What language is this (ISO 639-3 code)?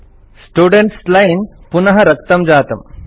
san